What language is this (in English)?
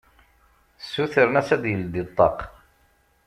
Kabyle